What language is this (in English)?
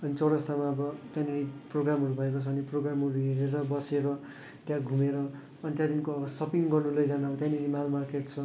Nepali